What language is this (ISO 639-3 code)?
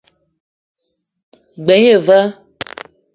eto